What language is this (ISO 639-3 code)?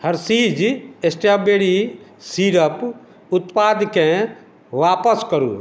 mai